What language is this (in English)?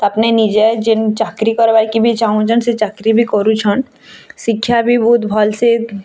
Odia